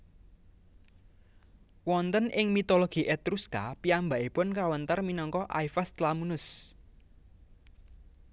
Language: Javanese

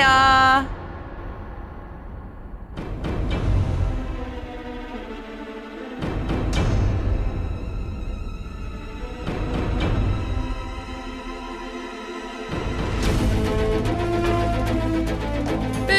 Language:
Turkish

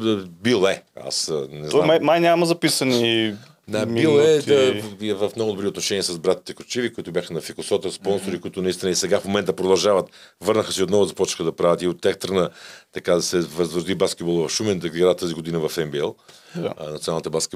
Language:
Bulgarian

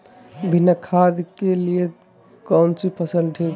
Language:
Magahi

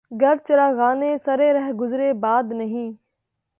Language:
Urdu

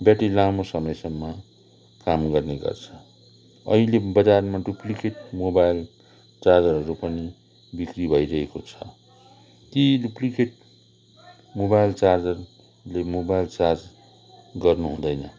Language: Nepali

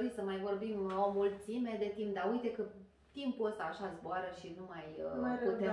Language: Romanian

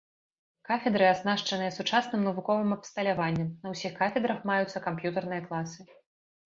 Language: Belarusian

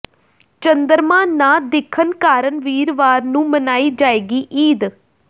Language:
Punjabi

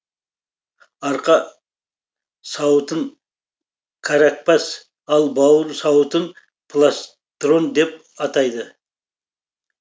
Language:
Kazakh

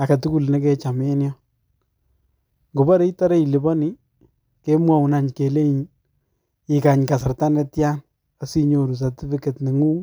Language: Kalenjin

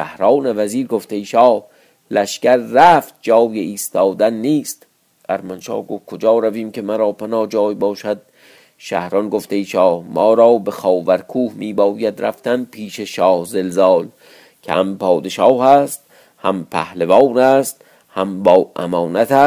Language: Persian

